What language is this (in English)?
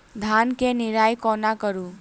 Maithili